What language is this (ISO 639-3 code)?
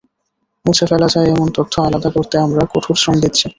ben